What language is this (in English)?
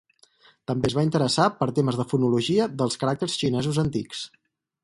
Catalan